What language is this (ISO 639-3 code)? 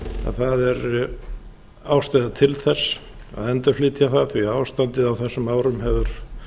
isl